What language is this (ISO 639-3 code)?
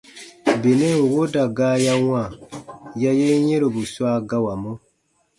bba